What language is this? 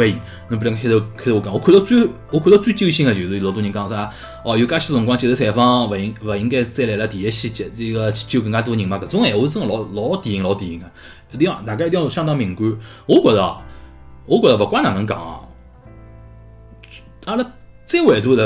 Chinese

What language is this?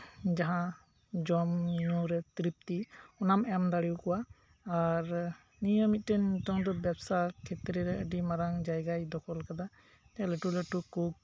Santali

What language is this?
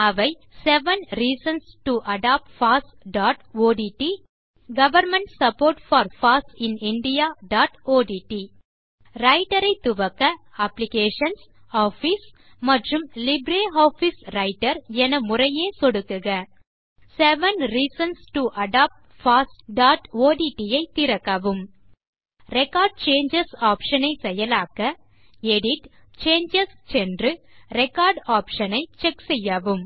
Tamil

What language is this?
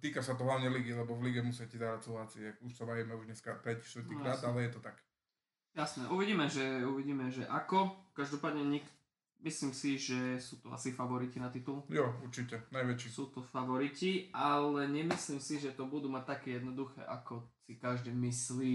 Slovak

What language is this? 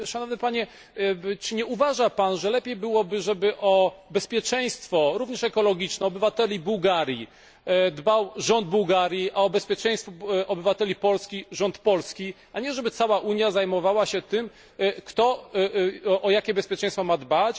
Polish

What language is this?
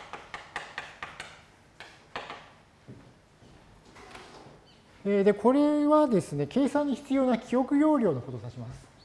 Japanese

